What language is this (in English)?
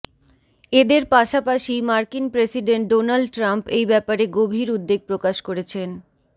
Bangla